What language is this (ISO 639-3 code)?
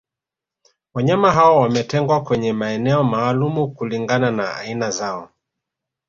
swa